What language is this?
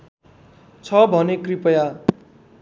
Nepali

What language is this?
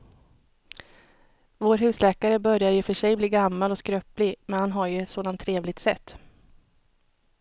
Swedish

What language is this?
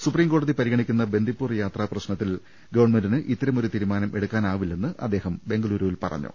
Malayalam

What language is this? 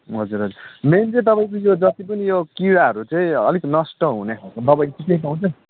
Nepali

